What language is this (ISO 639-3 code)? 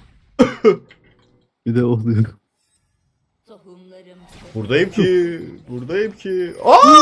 tur